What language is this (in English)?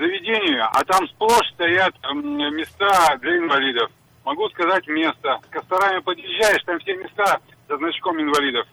Russian